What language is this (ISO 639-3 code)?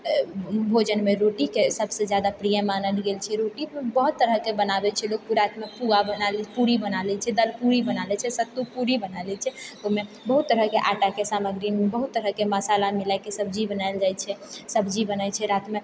mai